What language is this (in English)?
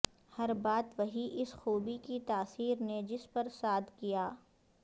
Urdu